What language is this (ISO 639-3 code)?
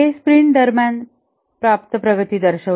mar